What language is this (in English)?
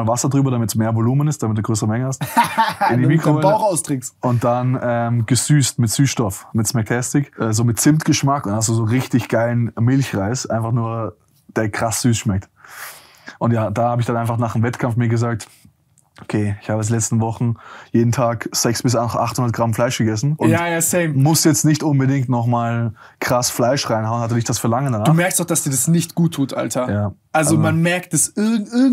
German